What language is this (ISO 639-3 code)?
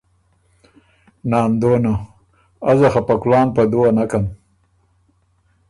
oru